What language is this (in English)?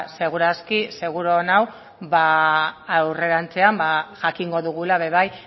Basque